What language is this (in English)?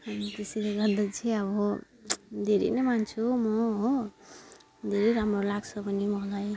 Nepali